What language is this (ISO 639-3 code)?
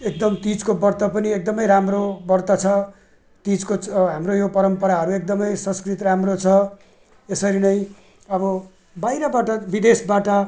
nep